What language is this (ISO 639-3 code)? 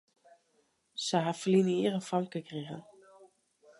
fry